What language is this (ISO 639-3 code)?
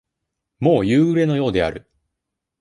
jpn